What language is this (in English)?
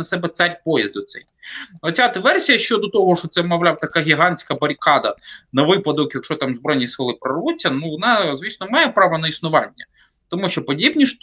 Ukrainian